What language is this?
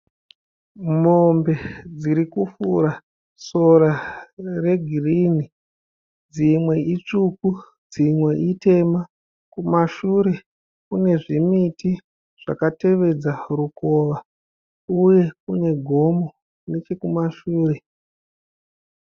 Shona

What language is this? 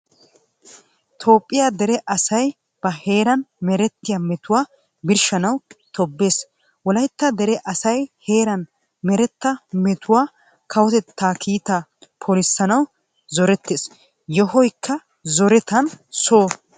Wolaytta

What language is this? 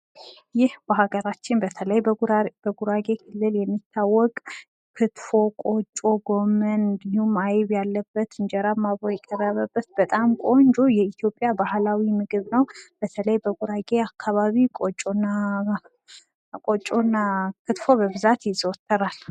Amharic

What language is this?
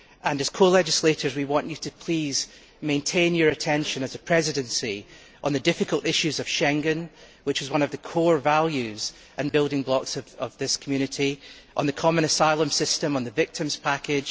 English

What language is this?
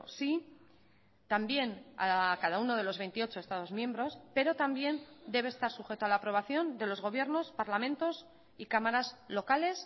Spanish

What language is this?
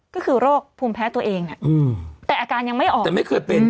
Thai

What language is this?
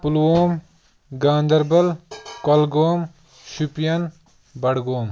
Kashmiri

